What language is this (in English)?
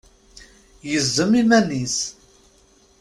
Kabyle